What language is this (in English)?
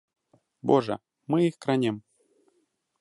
Belarusian